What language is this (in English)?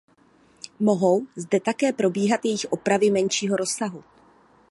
Czech